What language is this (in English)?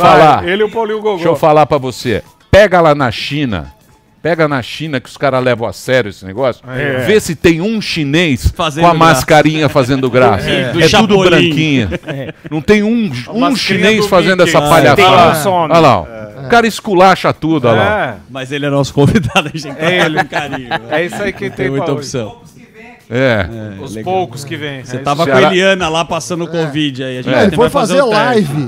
Portuguese